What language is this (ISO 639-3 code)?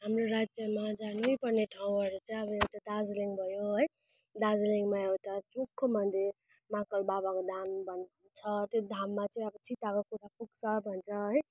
nep